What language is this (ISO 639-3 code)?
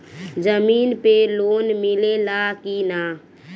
bho